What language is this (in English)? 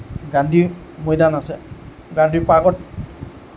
Assamese